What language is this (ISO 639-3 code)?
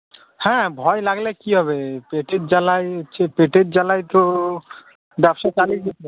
ben